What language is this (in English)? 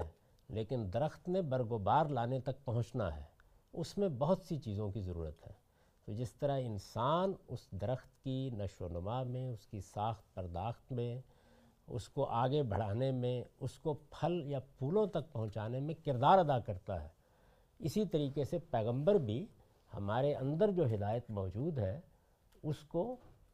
Urdu